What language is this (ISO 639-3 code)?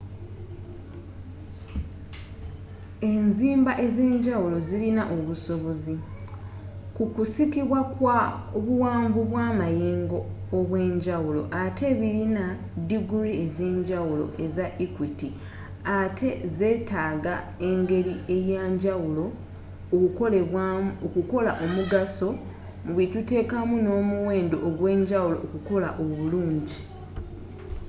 lug